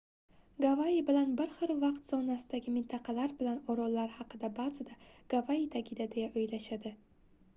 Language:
Uzbek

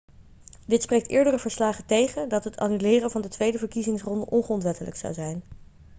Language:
Dutch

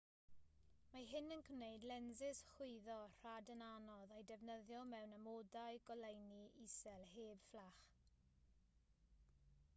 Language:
Welsh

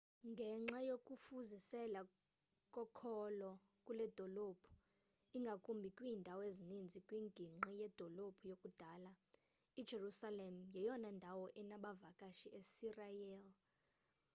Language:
Xhosa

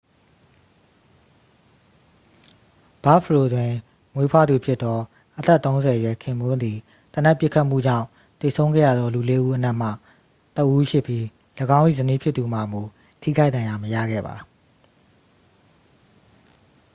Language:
Burmese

